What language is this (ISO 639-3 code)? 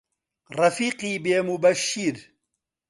ckb